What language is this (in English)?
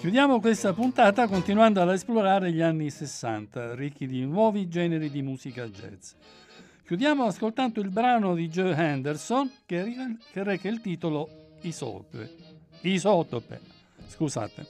Italian